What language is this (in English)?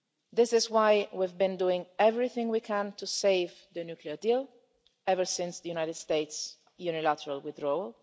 English